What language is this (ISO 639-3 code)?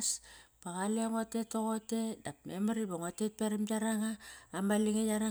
ckr